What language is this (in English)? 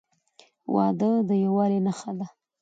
Pashto